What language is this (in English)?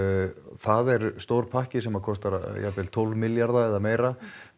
Icelandic